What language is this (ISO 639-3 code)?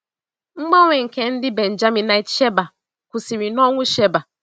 ibo